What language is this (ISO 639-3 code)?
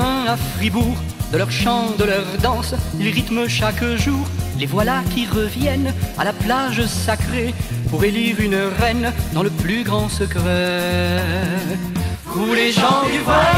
fra